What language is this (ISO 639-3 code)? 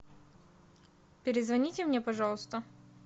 rus